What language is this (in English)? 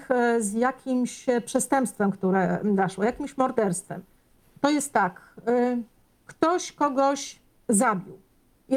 Polish